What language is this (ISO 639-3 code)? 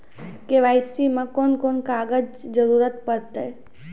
mai